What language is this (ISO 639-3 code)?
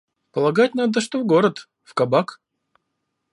rus